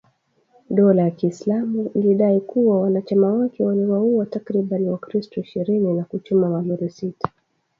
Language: Swahili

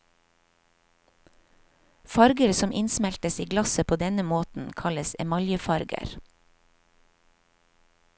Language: Norwegian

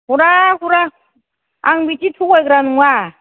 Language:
Bodo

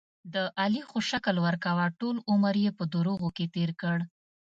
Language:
Pashto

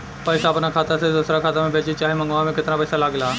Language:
Bhojpuri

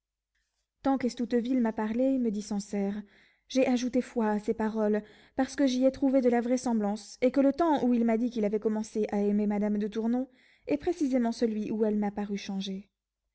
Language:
French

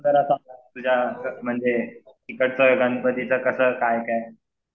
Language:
Marathi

